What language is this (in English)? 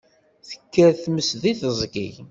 Kabyle